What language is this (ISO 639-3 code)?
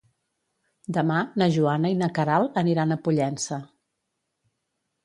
cat